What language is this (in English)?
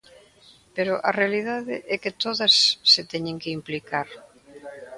Galician